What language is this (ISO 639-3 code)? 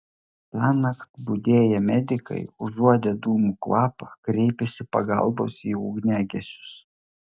lit